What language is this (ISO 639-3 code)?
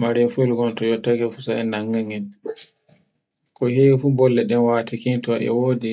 fue